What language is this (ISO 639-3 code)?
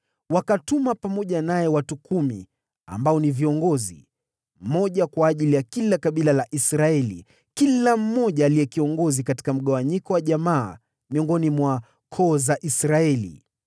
swa